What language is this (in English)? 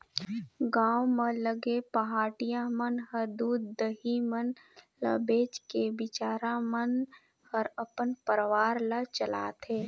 Chhattisgarhi